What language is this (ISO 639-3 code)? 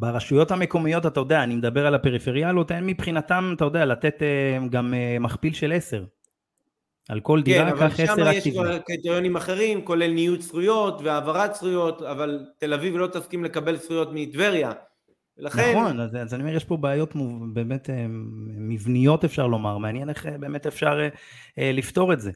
heb